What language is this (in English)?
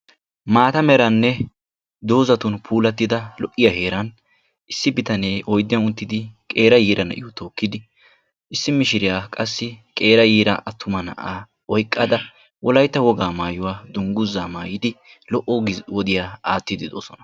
Wolaytta